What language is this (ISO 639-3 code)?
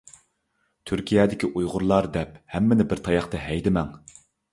uig